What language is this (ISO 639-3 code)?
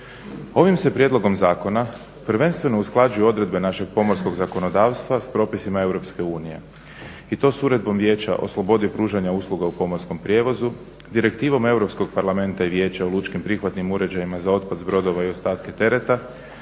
hrv